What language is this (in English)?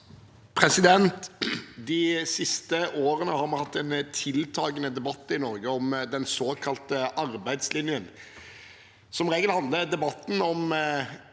Norwegian